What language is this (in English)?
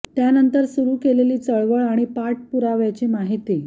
Marathi